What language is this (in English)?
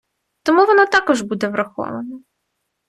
Ukrainian